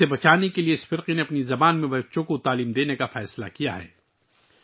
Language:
Urdu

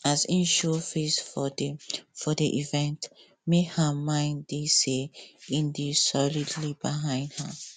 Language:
Nigerian Pidgin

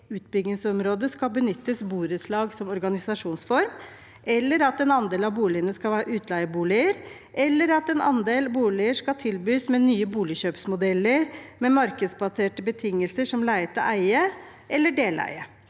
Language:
Norwegian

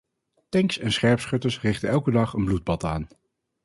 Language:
Dutch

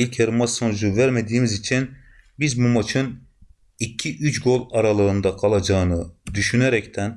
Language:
Turkish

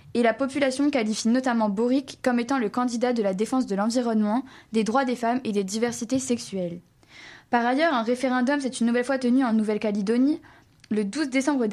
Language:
French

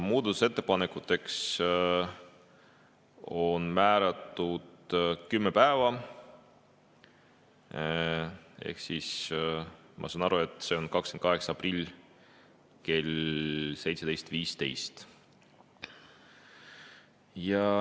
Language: Estonian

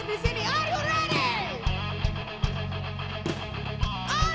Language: Indonesian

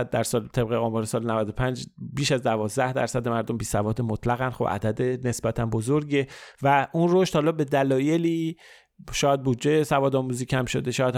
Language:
Persian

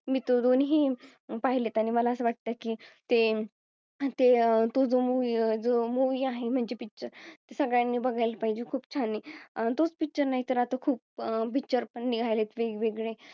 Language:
Marathi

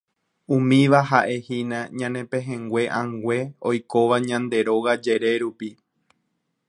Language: Guarani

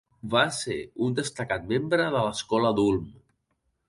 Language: Catalan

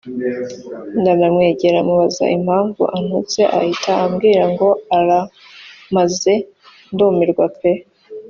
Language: Kinyarwanda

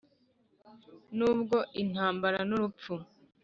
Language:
Kinyarwanda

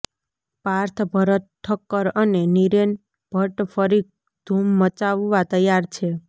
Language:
Gujarati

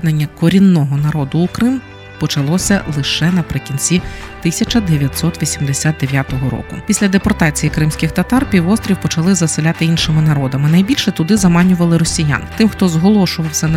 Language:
Ukrainian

